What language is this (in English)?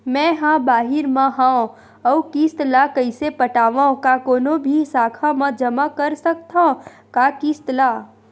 Chhattisgarhi